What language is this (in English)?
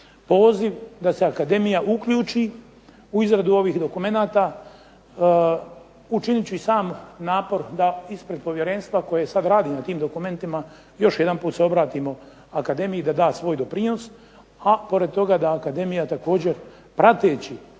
Croatian